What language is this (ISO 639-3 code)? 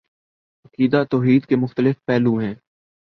urd